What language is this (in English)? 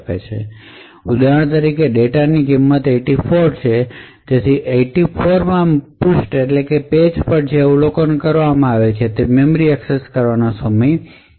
Gujarati